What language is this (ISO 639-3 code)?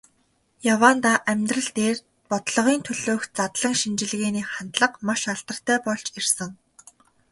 mon